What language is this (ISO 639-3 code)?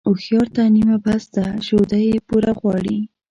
pus